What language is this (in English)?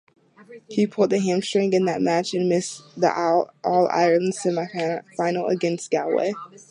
English